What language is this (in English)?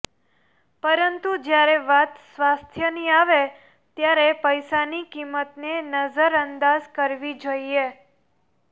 Gujarati